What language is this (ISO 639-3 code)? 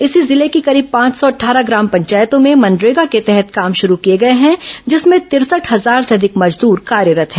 hin